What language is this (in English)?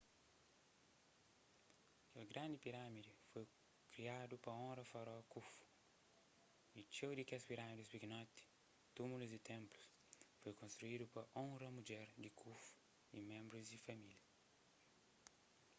Kabuverdianu